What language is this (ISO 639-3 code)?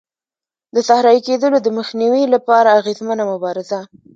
pus